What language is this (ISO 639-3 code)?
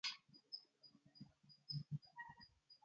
ara